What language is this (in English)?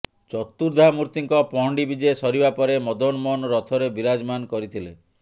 Odia